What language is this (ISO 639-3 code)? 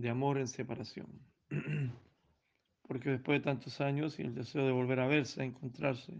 spa